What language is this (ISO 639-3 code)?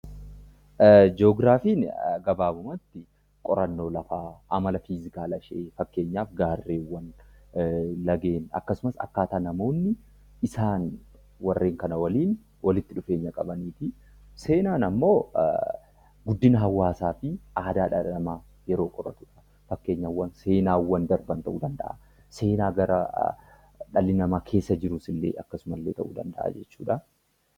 orm